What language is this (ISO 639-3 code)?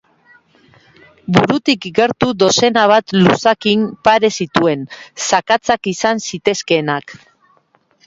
eus